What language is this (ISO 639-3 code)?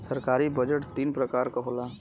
bho